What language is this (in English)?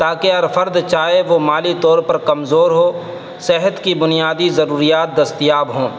Urdu